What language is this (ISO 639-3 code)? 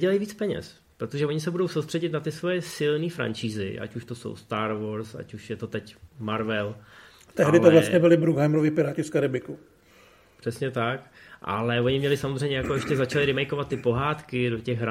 ces